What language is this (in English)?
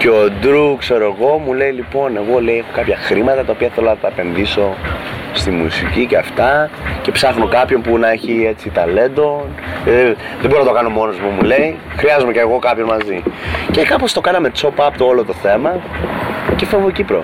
Greek